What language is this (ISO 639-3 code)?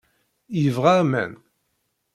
kab